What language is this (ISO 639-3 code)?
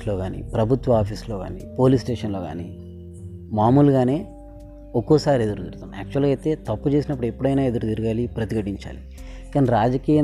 tel